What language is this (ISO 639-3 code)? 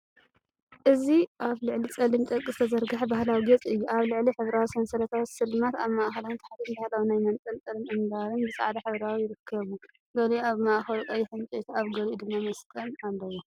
tir